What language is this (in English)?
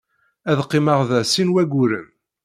Kabyle